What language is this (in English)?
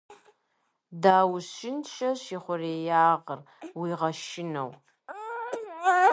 Kabardian